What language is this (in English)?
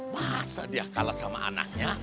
Indonesian